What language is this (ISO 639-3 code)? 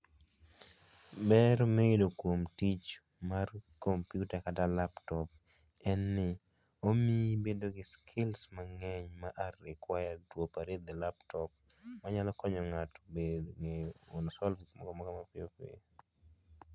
luo